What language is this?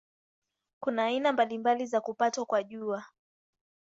Swahili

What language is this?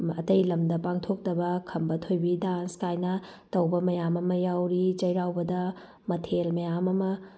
Manipuri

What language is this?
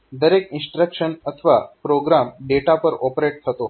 Gujarati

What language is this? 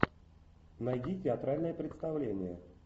Russian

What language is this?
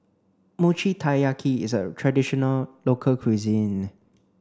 English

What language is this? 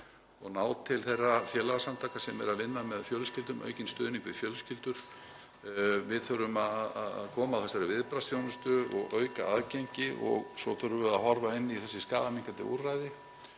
Icelandic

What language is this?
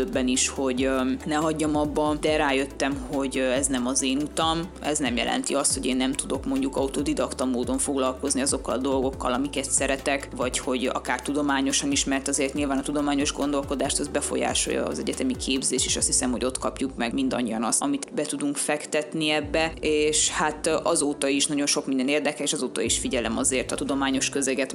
Hungarian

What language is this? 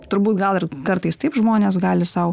Lithuanian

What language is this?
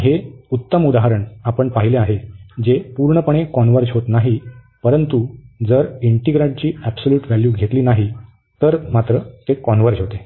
Marathi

